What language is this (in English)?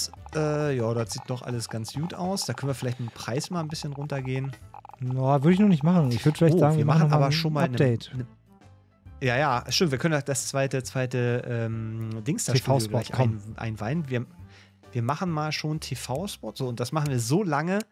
German